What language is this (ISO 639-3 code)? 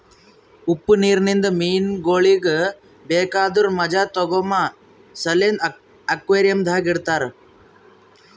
kan